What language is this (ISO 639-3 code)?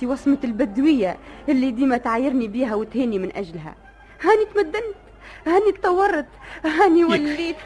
ara